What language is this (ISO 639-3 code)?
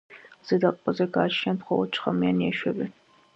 kat